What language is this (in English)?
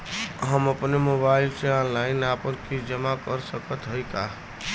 Bhojpuri